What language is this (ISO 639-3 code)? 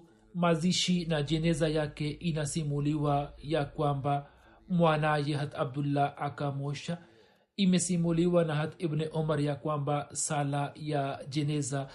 swa